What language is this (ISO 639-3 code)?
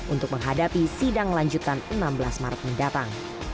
ind